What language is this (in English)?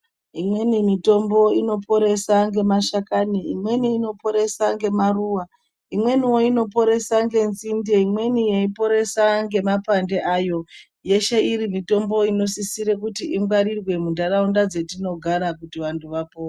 Ndau